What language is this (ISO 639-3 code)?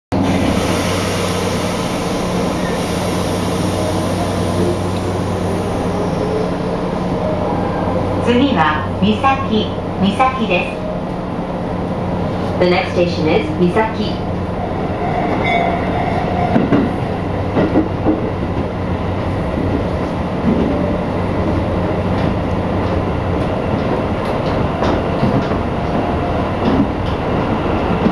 jpn